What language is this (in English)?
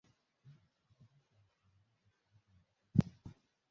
Swahili